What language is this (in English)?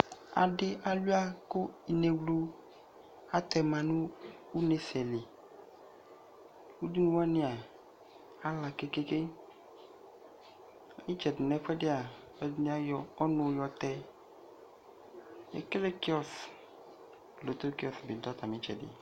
Ikposo